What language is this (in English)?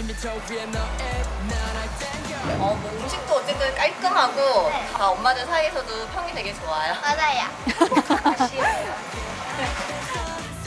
Korean